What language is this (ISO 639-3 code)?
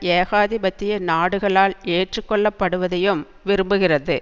tam